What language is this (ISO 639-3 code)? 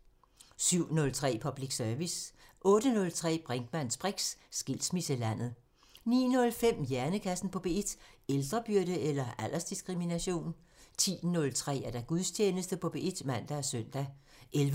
dan